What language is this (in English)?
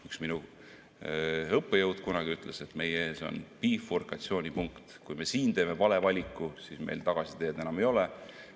Estonian